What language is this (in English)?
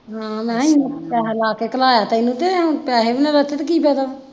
Punjabi